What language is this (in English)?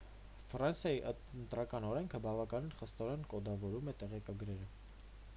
Armenian